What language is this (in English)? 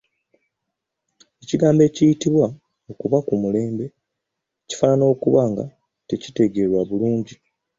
Ganda